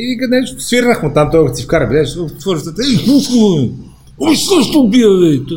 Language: Bulgarian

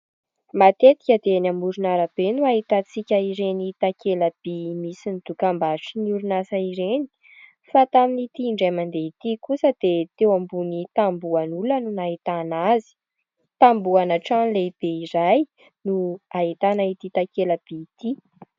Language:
Malagasy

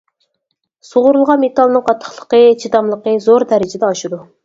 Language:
Uyghur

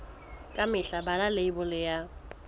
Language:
Southern Sotho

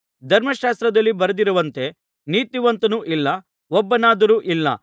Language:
Kannada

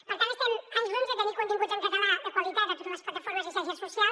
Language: Catalan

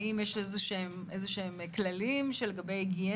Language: Hebrew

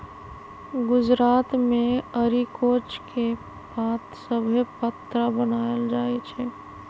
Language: Magahi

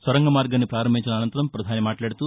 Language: Telugu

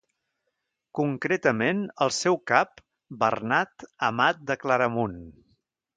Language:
Catalan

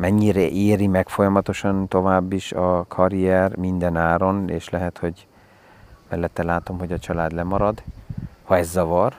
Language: Hungarian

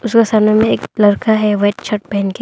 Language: Hindi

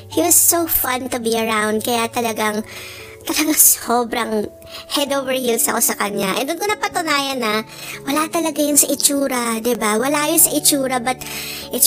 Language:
Filipino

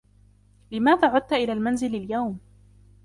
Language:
Arabic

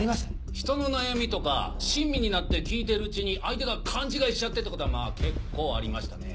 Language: Japanese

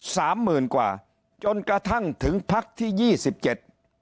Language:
Thai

